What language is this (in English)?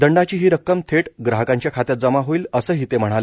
Marathi